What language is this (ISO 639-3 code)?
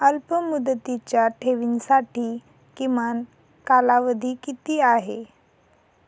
mar